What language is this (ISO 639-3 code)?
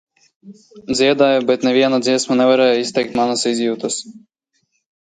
lav